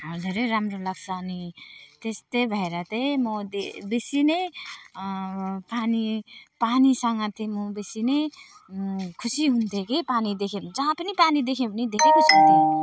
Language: Nepali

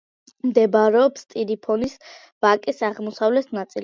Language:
Georgian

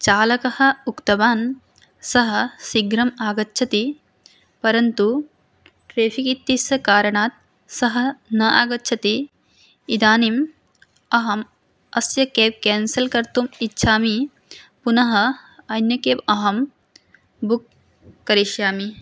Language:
Sanskrit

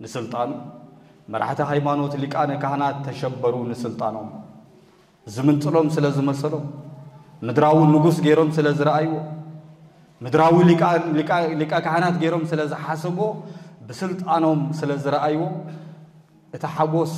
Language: Arabic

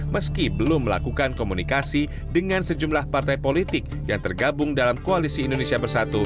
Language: Indonesian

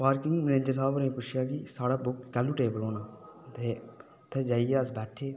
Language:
Dogri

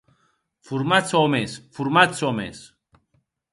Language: Occitan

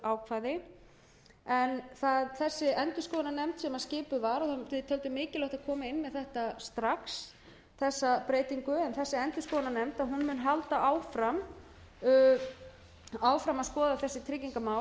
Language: Icelandic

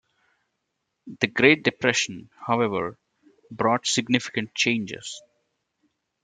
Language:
English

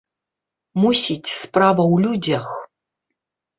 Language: Belarusian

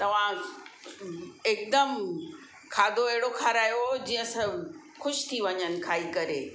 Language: Sindhi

